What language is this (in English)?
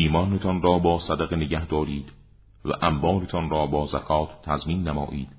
Persian